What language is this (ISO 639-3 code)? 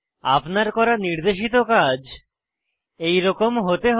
ben